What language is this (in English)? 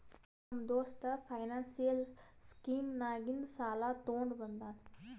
Kannada